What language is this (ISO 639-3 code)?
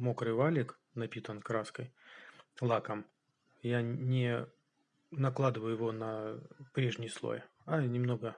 rus